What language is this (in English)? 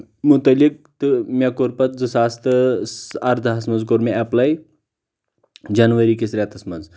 Kashmiri